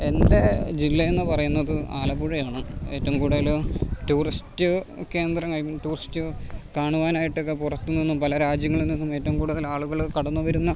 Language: Malayalam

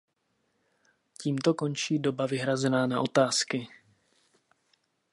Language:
Czech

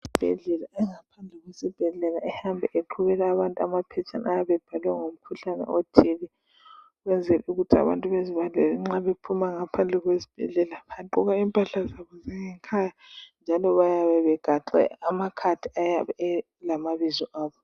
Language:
North Ndebele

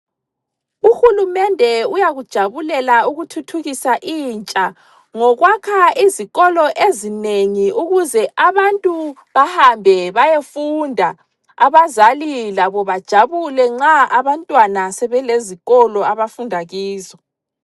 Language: North Ndebele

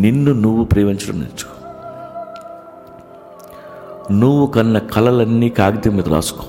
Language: Telugu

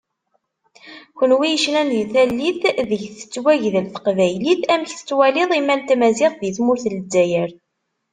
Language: Kabyle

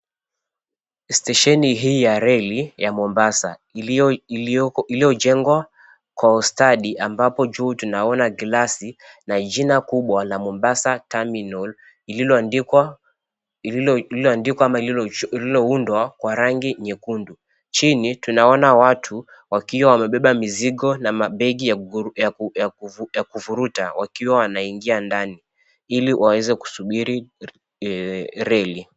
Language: Swahili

